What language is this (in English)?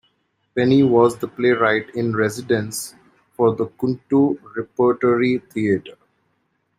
English